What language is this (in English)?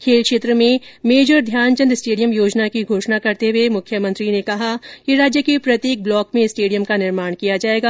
Hindi